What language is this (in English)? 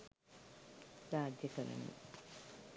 Sinhala